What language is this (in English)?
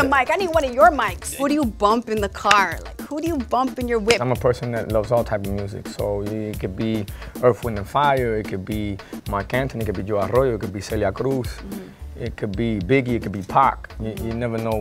English